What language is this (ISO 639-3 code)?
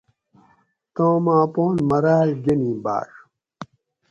gwc